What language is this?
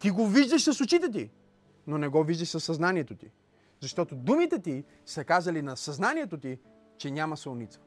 Bulgarian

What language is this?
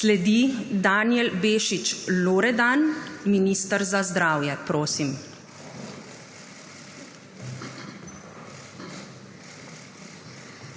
Slovenian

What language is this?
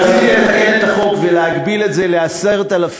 Hebrew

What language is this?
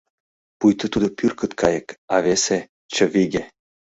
Mari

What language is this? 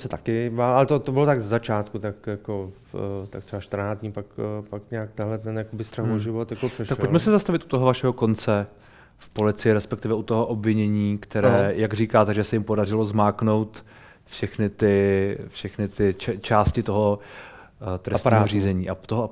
Czech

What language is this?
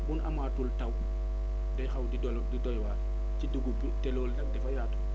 Wolof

